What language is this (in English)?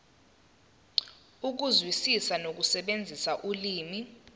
Zulu